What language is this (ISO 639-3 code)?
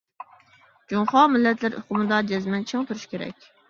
uig